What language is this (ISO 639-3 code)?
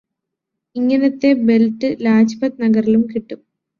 mal